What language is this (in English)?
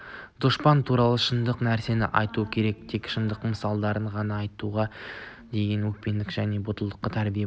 Kazakh